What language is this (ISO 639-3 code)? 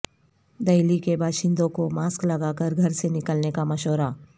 urd